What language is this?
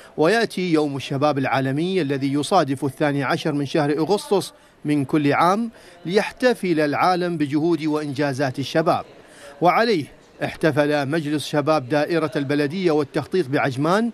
Arabic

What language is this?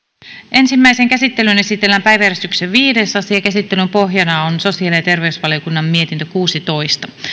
Finnish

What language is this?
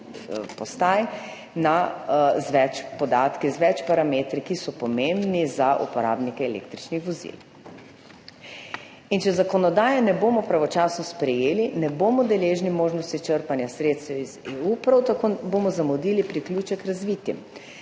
Slovenian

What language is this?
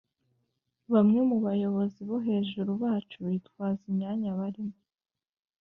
Kinyarwanda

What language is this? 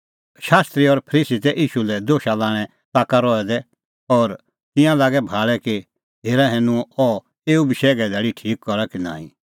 Kullu Pahari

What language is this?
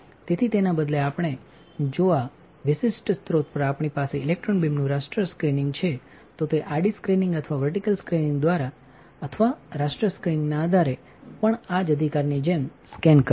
Gujarati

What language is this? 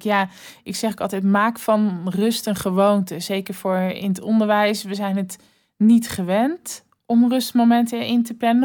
Dutch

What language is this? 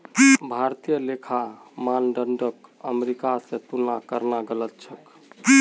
Magahi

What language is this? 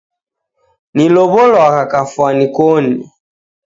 Taita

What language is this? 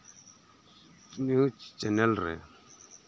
Santali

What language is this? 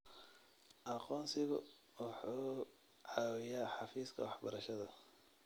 Somali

